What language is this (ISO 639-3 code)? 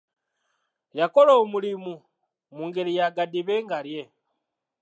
lug